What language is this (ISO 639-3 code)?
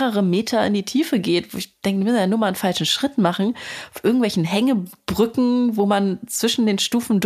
deu